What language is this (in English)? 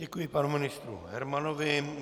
Czech